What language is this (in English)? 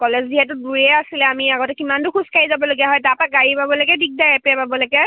Assamese